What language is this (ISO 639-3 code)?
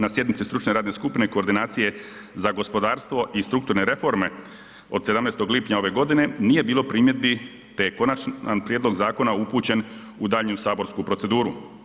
hrv